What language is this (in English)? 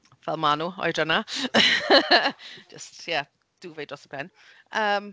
Welsh